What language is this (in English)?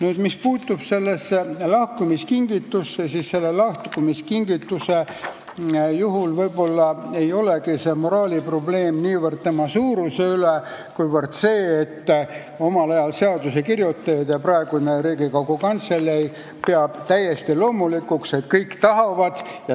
Estonian